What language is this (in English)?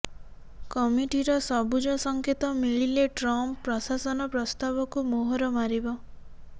Odia